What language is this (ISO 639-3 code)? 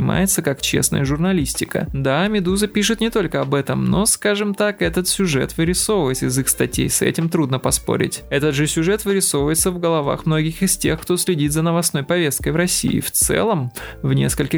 rus